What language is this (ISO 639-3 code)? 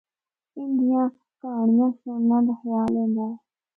hno